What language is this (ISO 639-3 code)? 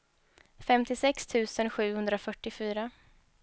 swe